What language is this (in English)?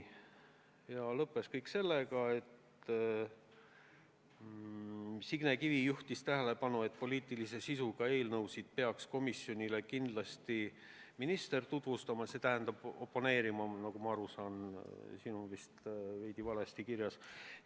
Estonian